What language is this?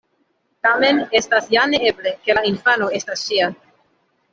Esperanto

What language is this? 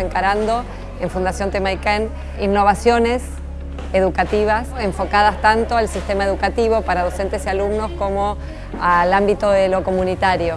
Spanish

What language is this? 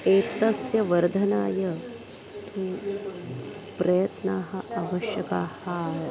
Sanskrit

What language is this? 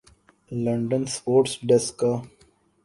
Urdu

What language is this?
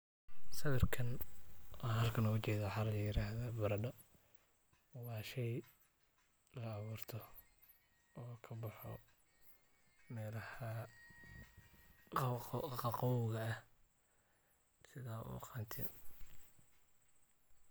Somali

